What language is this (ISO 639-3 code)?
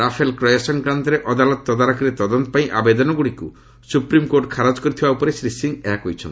ori